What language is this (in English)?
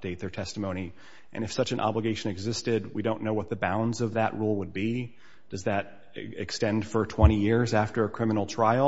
English